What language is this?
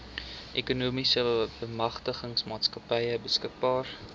Afrikaans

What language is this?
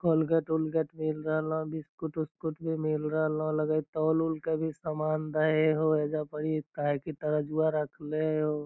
Magahi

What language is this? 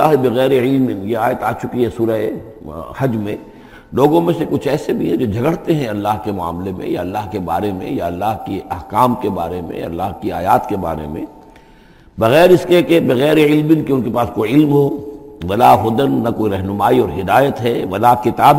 Urdu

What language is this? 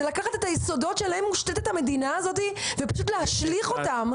Hebrew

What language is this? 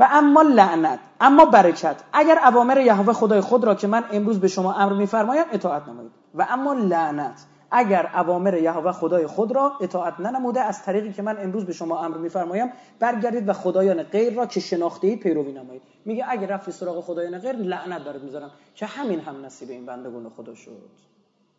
Persian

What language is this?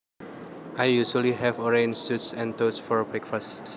Javanese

